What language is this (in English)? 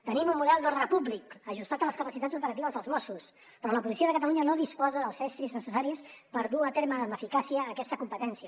Catalan